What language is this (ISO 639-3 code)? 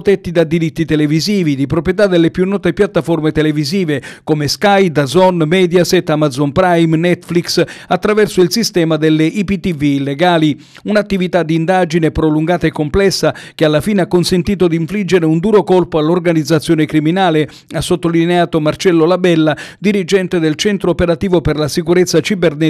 ita